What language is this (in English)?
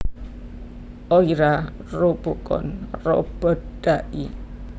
Javanese